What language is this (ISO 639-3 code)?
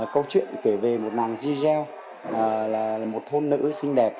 vie